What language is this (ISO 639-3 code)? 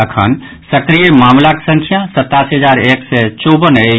mai